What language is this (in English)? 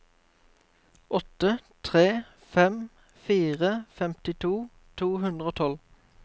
Norwegian